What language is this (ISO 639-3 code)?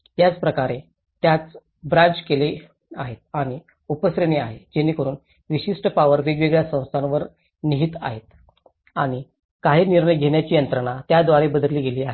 mar